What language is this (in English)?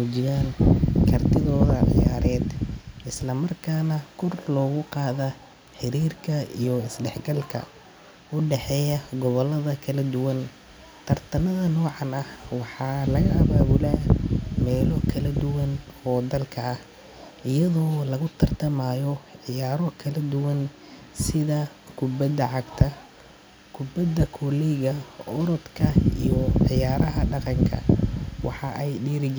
Somali